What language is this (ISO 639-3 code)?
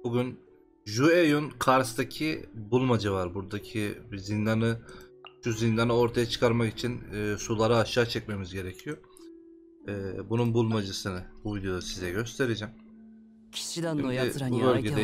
tur